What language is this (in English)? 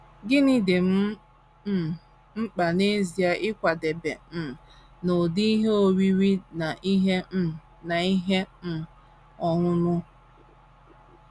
Igbo